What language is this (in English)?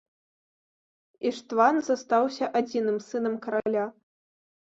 Belarusian